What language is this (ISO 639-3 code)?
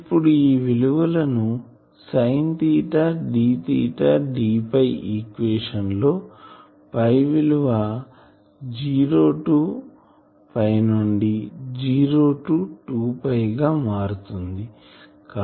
tel